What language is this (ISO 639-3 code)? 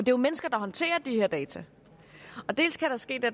dan